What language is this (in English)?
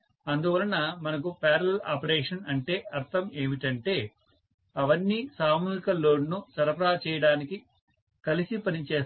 Telugu